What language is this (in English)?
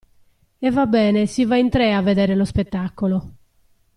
Italian